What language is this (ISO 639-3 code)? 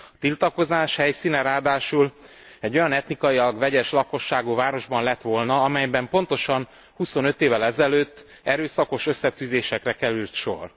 hun